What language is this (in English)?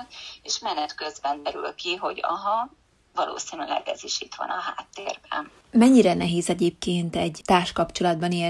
Hungarian